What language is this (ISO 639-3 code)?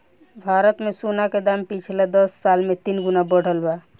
bho